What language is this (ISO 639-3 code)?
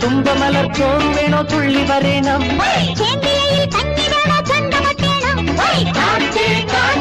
mal